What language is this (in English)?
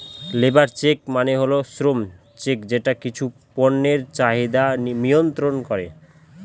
Bangla